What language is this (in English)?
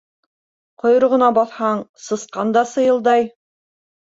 Bashkir